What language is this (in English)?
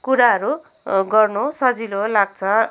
Nepali